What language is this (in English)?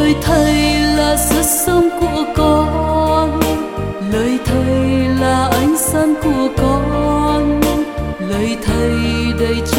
Vietnamese